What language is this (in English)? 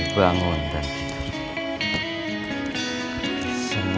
Indonesian